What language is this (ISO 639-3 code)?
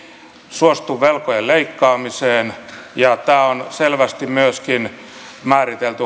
fin